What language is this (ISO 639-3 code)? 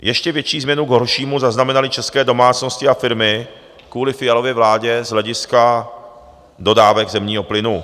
ces